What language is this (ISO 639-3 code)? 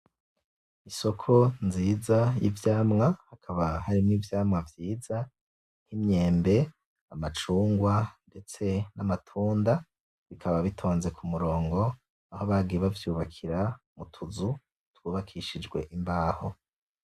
run